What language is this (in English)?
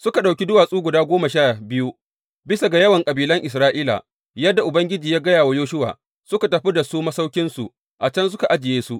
Hausa